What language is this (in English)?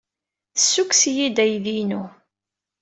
Kabyle